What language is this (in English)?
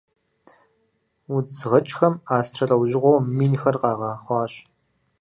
Kabardian